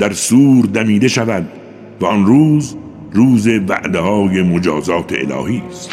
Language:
Persian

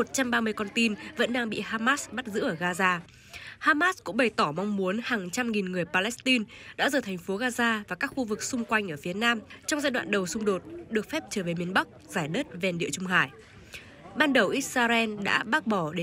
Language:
Vietnamese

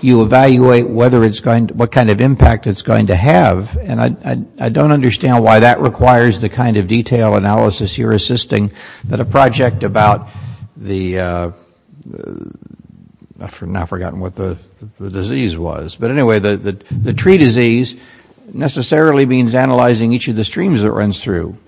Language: English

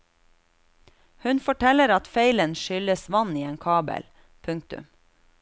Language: Norwegian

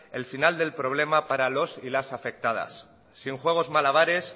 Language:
Spanish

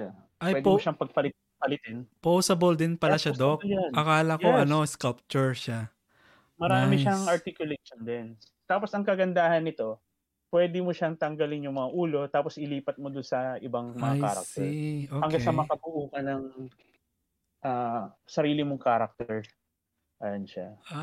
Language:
Filipino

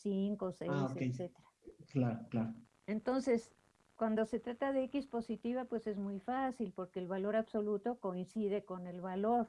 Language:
Spanish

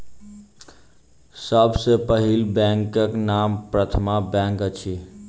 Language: Maithili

